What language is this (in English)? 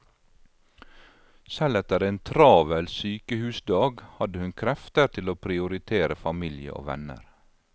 Norwegian